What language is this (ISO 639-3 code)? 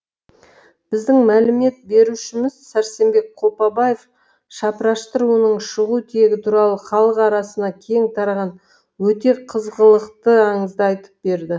kaz